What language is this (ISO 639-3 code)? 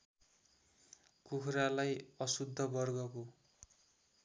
nep